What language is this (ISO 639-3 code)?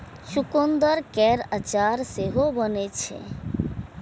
mai